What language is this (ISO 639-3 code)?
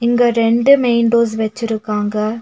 tam